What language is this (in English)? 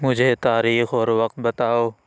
Urdu